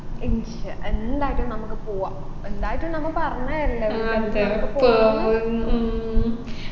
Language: Malayalam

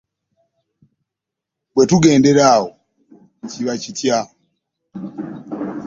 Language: Ganda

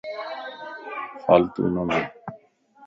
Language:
Lasi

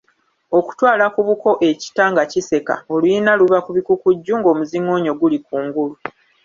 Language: Ganda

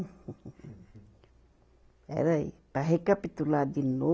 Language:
Portuguese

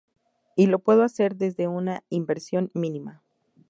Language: Spanish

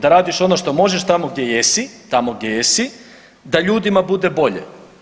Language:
Croatian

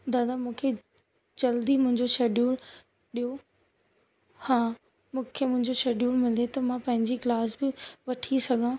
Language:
Sindhi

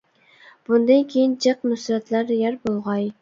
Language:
Uyghur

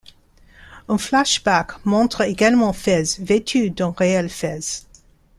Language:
French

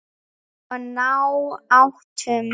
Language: Icelandic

